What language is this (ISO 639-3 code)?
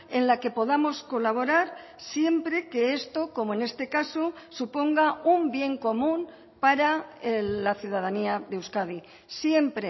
spa